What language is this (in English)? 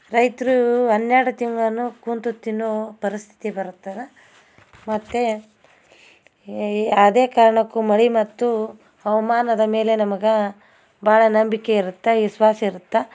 Kannada